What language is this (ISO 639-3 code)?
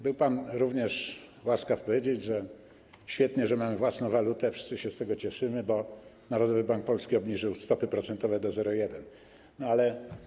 pol